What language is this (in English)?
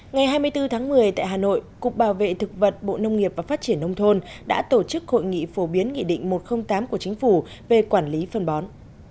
Vietnamese